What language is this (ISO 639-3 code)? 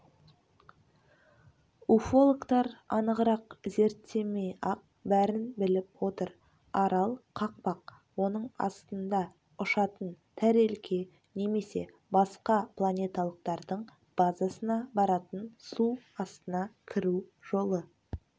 kaz